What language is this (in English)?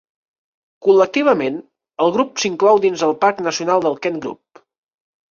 Catalan